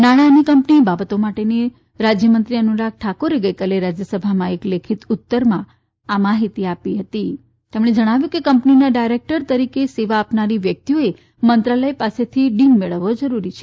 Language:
Gujarati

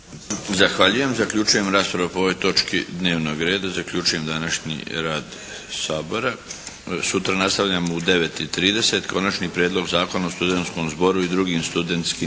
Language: Croatian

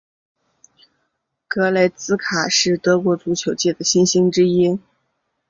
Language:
Chinese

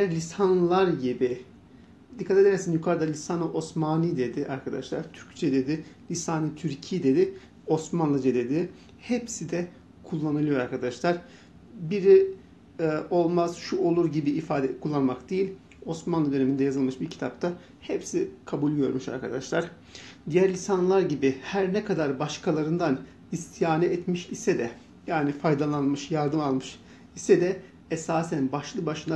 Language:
Turkish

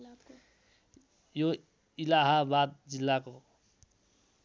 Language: Nepali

